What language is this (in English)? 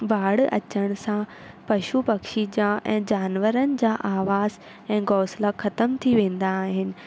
Sindhi